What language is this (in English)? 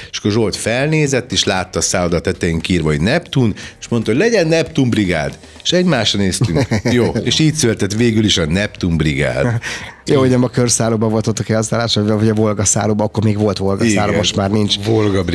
Hungarian